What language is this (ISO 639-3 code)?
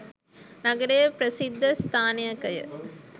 sin